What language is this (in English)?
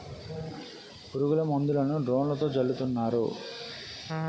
Telugu